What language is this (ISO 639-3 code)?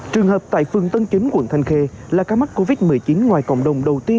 vie